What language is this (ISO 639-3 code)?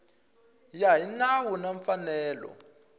tso